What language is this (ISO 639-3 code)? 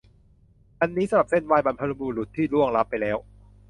tha